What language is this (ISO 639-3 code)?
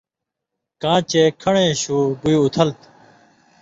mvy